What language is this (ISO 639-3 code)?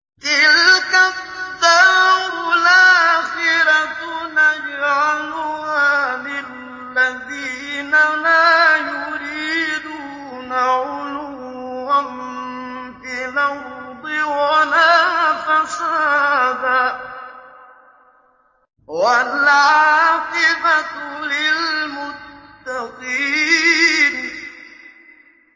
ara